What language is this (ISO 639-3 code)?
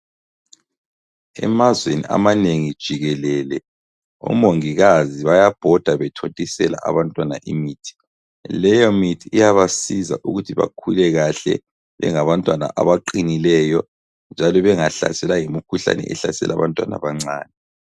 nde